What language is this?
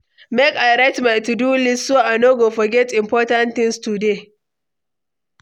Nigerian Pidgin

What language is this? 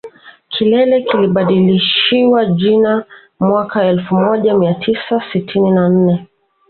Swahili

